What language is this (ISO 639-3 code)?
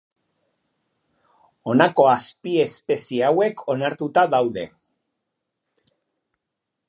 eus